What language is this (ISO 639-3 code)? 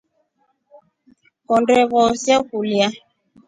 rof